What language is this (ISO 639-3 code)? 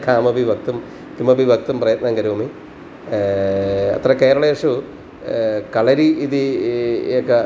san